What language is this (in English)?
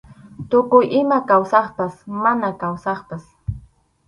Arequipa-La Unión Quechua